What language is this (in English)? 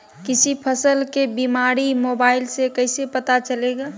Magahi